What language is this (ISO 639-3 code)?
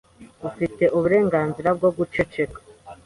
kin